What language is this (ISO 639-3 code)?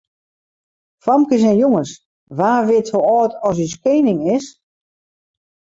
fry